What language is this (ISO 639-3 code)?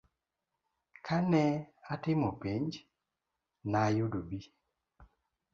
luo